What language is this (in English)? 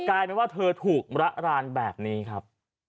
Thai